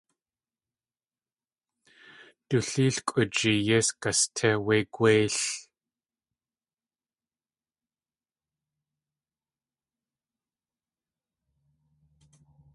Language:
Tlingit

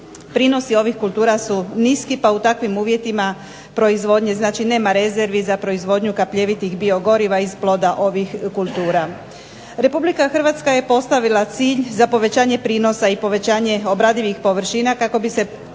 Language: Croatian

